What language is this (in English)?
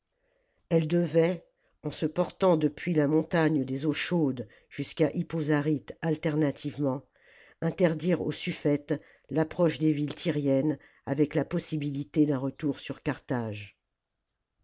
French